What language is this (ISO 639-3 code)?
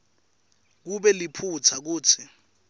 ssw